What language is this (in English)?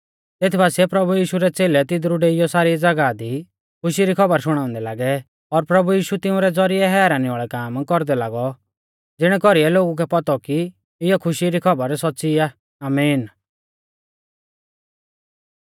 Mahasu Pahari